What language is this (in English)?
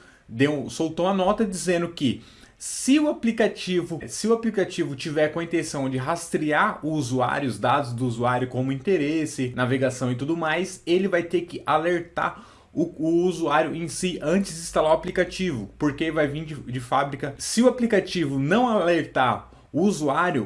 Portuguese